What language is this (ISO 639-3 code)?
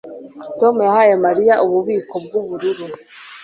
kin